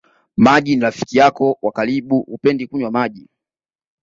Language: Swahili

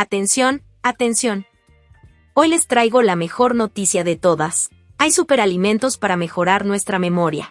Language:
Spanish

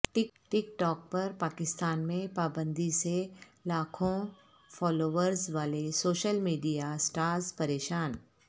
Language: Urdu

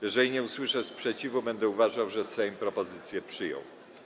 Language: Polish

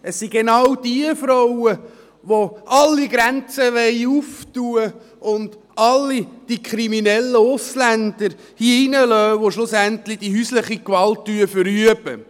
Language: Swiss German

